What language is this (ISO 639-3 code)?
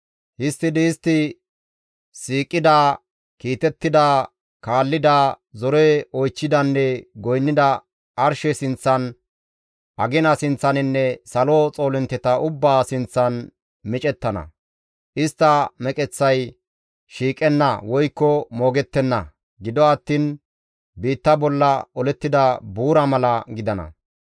gmv